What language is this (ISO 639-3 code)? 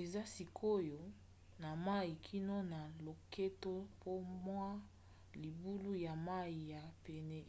lin